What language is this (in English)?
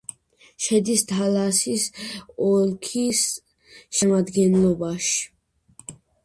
Georgian